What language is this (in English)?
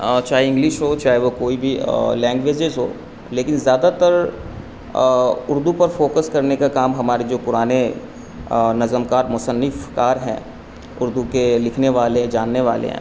Urdu